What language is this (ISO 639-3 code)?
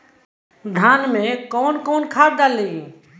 bho